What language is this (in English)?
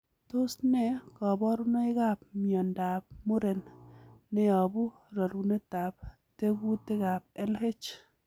Kalenjin